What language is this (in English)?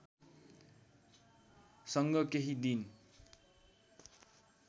Nepali